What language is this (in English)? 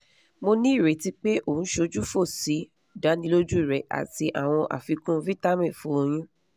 Yoruba